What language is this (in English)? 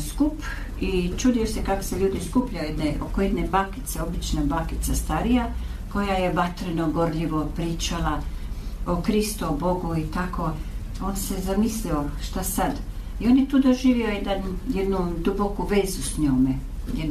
Croatian